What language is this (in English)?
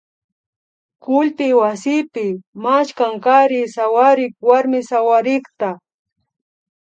Imbabura Highland Quichua